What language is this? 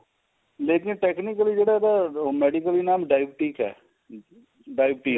Punjabi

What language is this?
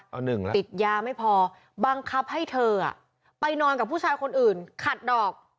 Thai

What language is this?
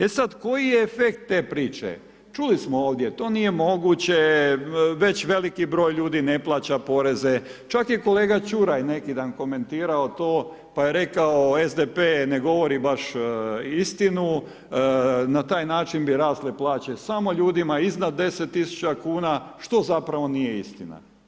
Croatian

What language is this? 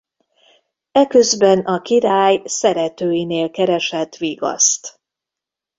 Hungarian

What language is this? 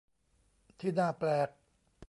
Thai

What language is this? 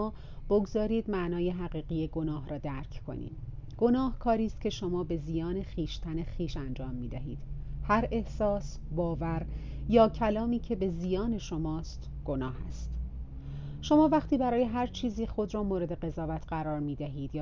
Persian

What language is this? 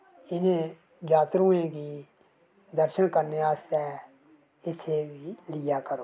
Dogri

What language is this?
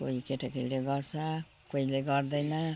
Nepali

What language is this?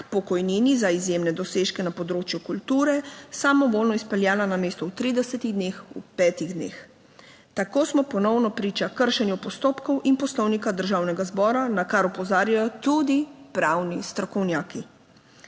Slovenian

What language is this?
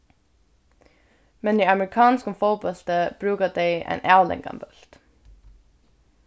Faroese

